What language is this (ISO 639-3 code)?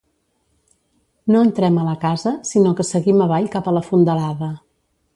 cat